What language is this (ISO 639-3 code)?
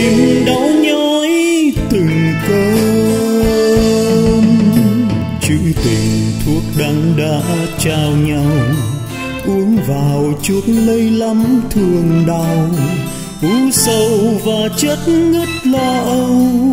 vie